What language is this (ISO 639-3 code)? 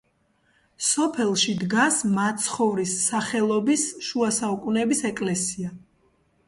kat